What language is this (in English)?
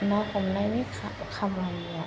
Bodo